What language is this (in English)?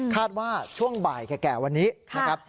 Thai